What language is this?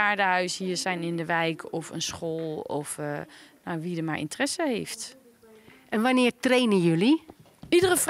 Dutch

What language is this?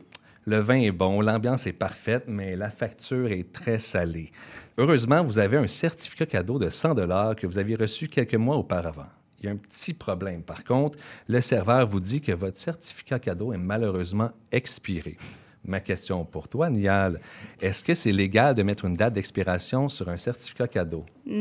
French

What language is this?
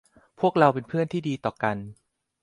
Thai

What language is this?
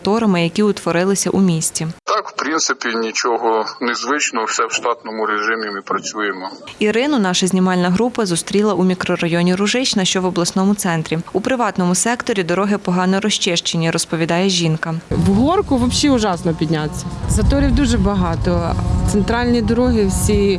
Ukrainian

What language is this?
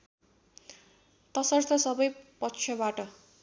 Nepali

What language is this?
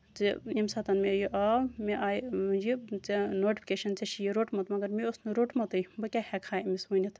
Kashmiri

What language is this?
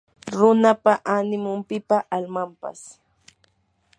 Yanahuanca Pasco Quechua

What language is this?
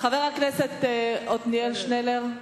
Hebrew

